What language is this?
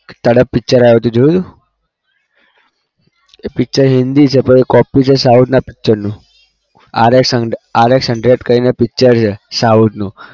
Gujarati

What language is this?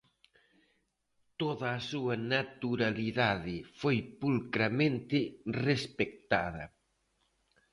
Galician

